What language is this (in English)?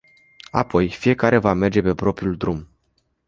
Romanian